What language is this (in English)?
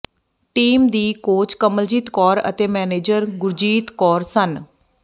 Punjabi